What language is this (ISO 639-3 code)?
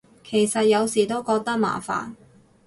yue